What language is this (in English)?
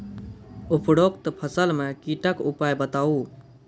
Maithili